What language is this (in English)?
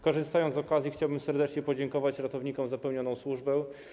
Polish